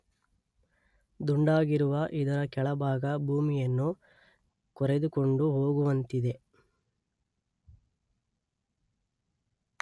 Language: Kannada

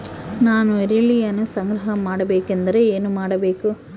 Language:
Kannada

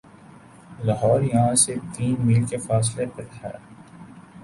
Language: Urdu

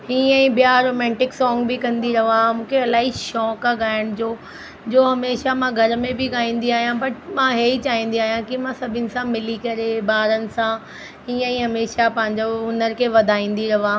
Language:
Sindhi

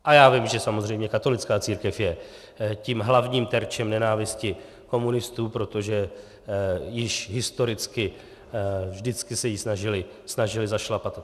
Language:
Czech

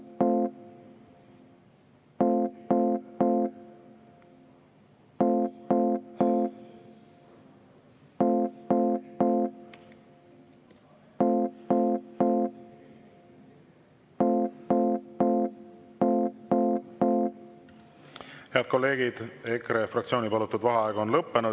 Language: Estonian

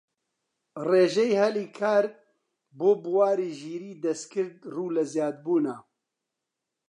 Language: Central Kurdish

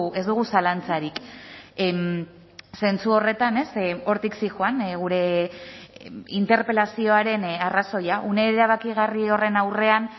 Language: Basque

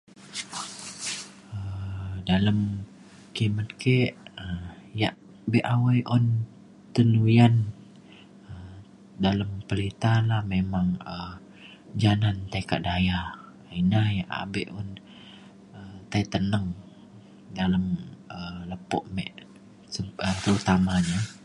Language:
Mainstream Kenyah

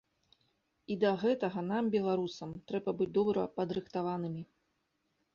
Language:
Belarusian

